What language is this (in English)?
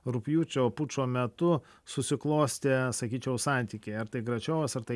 Lithuanian